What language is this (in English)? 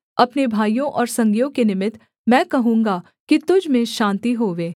Hindi